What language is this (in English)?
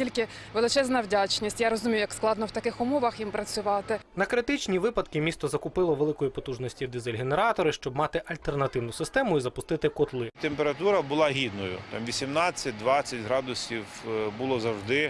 Ukrainian